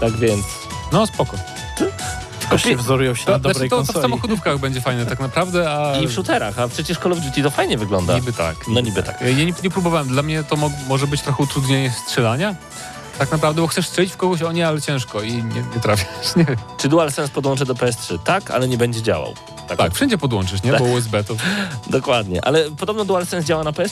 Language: Polish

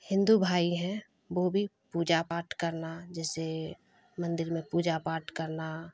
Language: Urdu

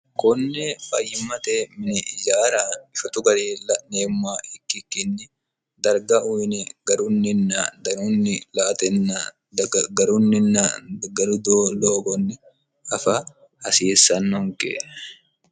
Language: Sidamo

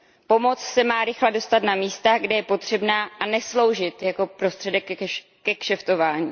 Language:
Czech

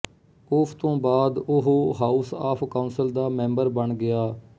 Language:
Punjabi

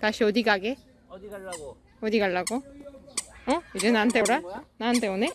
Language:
Korean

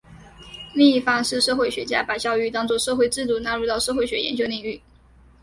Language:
Chinese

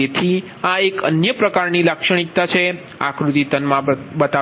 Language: Gujarati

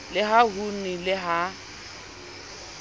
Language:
Southern Sotho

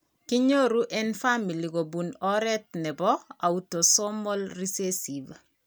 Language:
Kalenjin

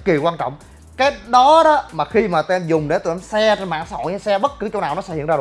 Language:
Vietnamese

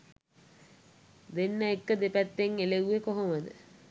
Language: Sinhala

